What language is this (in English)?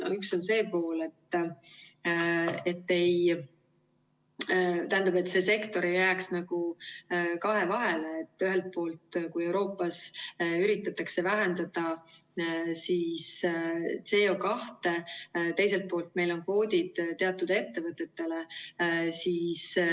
Estonian